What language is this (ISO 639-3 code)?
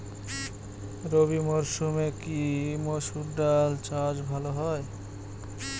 ben